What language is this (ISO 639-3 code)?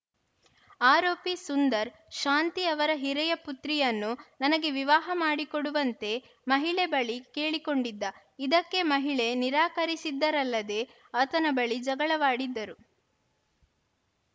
kan